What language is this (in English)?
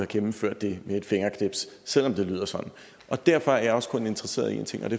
Danish